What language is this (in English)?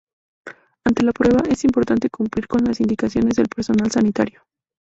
Spanish